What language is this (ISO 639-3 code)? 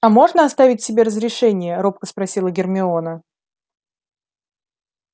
rus